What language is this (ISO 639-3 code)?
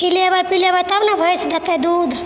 mai